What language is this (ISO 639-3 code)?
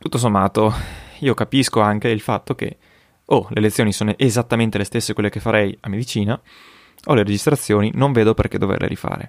ita